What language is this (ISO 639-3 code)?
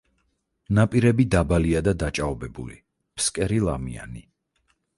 kat